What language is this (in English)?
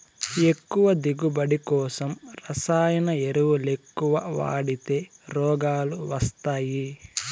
Telugu